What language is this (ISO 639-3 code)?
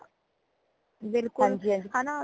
pan